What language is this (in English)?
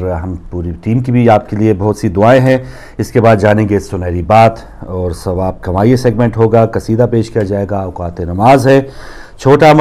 Dutch